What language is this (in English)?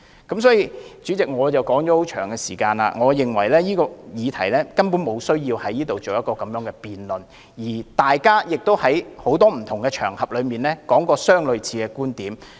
Cantonese